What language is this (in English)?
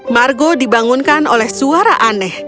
Indonesian